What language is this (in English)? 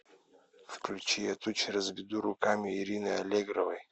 Russian